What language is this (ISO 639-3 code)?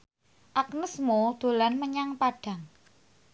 jav